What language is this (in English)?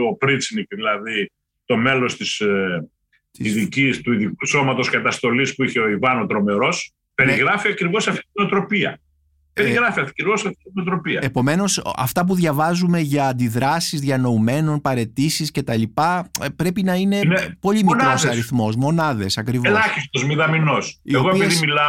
Greek